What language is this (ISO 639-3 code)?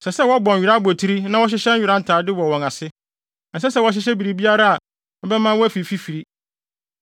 aka